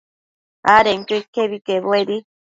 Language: Matsés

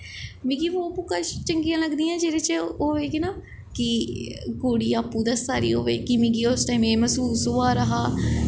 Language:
Dogri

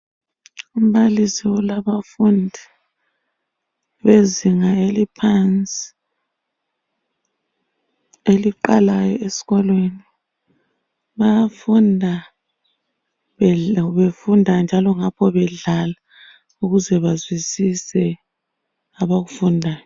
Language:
North Ndebele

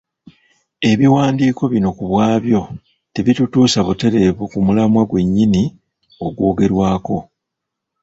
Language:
Ganda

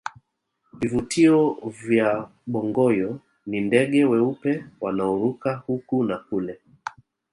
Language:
Swahili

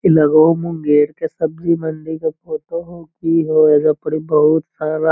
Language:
Magahi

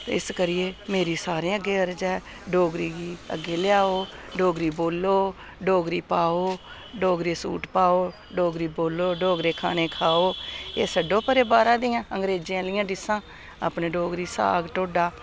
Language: Dogri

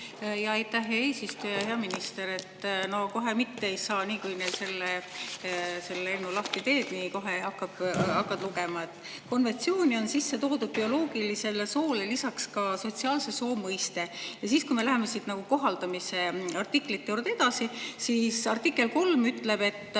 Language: Estonian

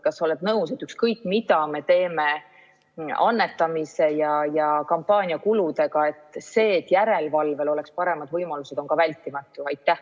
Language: Estonian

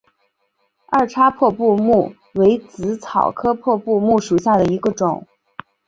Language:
Chinese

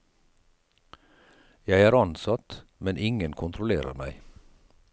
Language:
Norwegian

